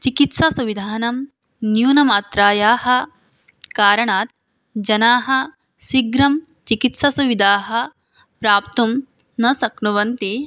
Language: Sanskrit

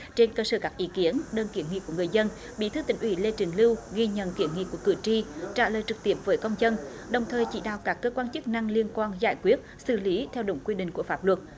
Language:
Vietnamese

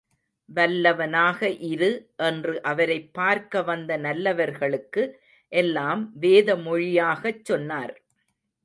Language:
Tamil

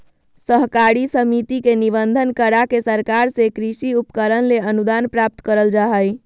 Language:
Magahi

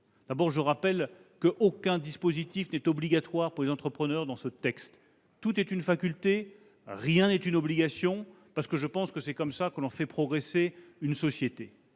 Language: French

